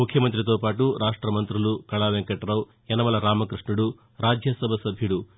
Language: Telugu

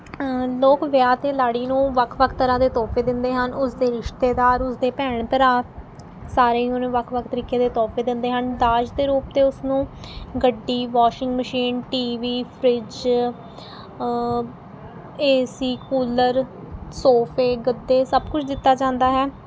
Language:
Punjabi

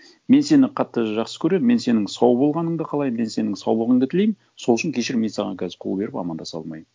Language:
Kazakh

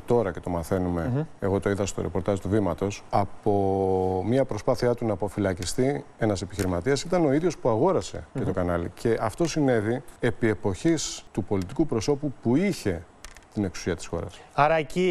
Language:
Greek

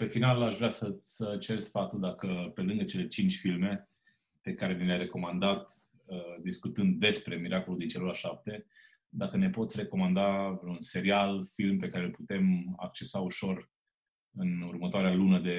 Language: Romanian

